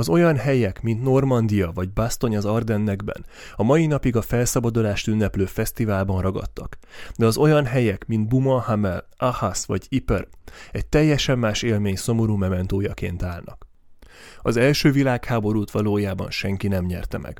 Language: Hungarian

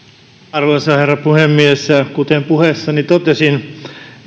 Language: Finnish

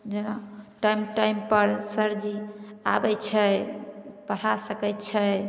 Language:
Maithili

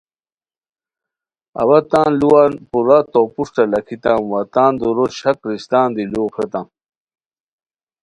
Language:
Khowar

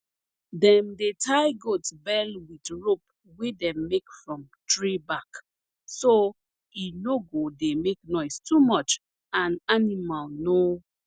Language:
Nigerian Pidgin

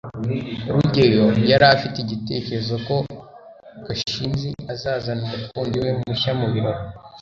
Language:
Kinyarwanda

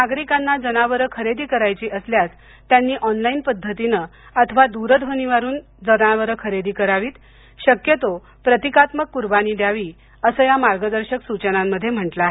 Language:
Marathi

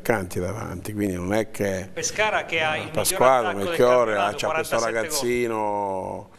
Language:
Italian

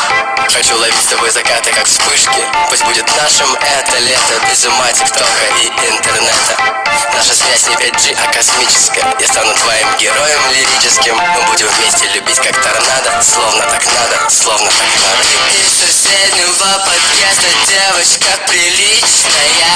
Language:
Russian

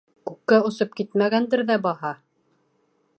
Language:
Bashkir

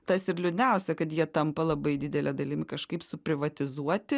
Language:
Lithuanian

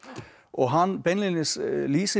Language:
Icelandic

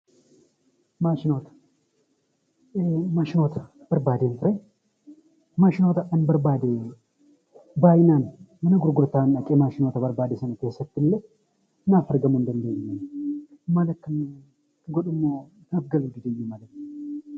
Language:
Oromo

